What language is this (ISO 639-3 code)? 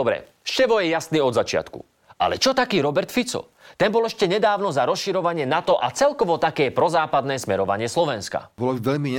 slk